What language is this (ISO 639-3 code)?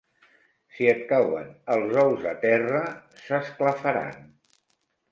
cat